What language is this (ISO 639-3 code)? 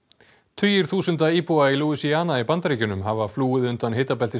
isl